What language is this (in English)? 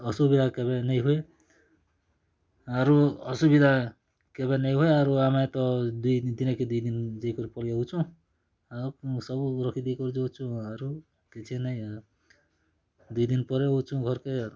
Odia